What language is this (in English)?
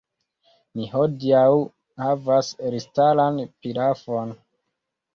Esperanto